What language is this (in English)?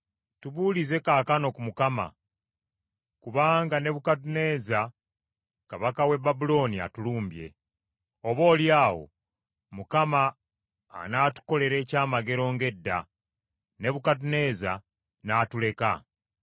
Ganda